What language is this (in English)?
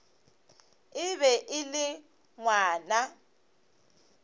Northern Sotho